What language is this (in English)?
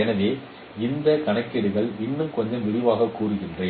Tamil